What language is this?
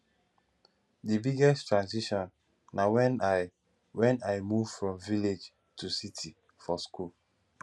Nigerian Pidgin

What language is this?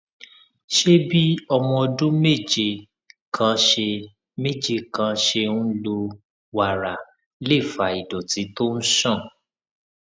Yoruba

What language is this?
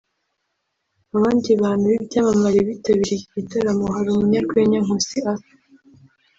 Kinyarwanda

